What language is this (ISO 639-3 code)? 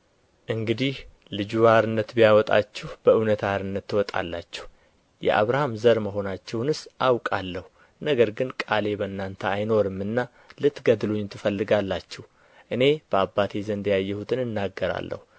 amh